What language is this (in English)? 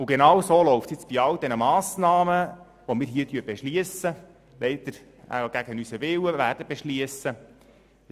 Swiss German